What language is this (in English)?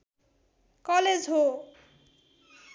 Nepali